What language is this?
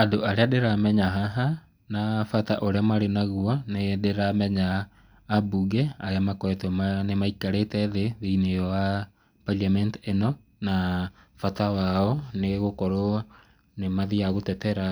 Kikuyu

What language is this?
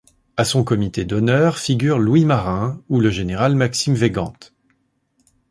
French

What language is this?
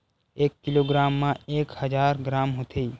Chhattisgarhi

